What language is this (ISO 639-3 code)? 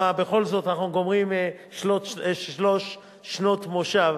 heb